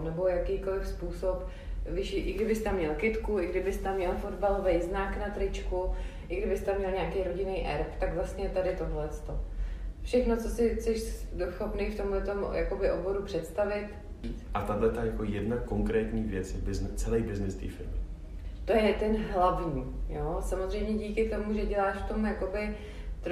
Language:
Czech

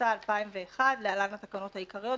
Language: Hebrew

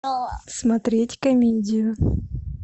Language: Russian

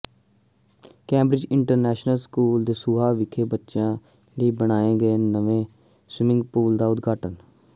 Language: Punjabi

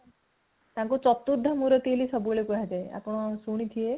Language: Odia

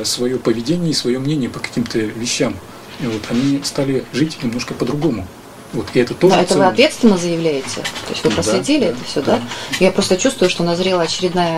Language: Russian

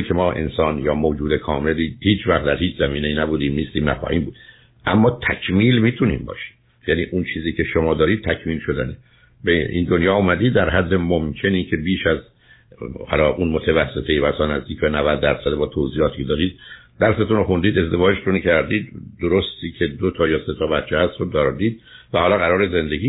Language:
Persian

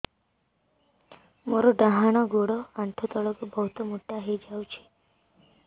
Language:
Odia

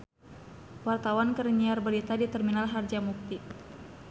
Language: Sundanese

